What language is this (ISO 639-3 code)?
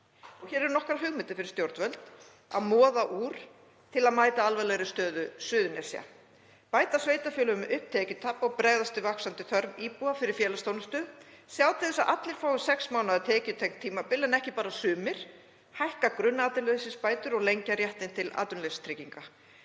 isl